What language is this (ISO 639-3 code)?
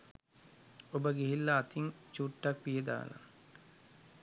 sin